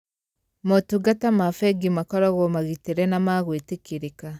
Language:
Kikuyu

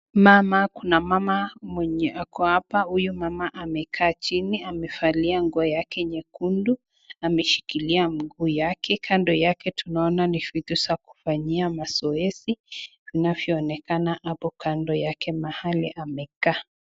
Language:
Swahili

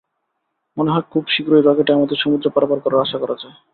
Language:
Bangla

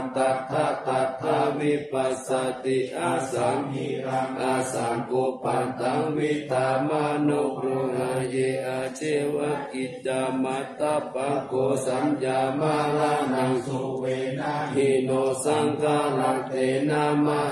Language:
Thai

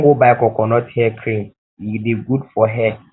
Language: Nigerian Pidgin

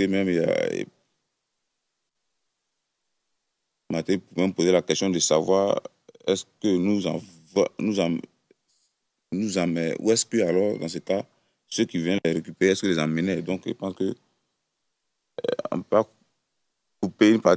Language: French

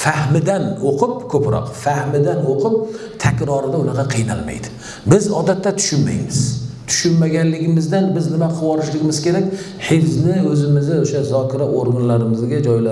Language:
Turkish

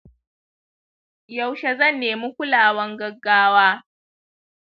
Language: Hausa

